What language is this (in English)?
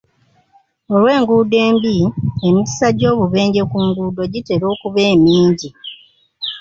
Ganda